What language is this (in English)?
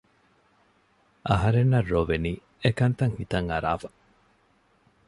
Divehi